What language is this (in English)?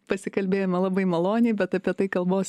Lithuanian